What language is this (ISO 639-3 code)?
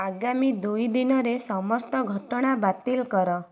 ori